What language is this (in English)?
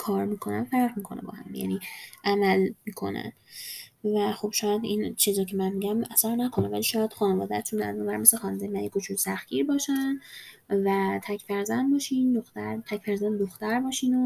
Persian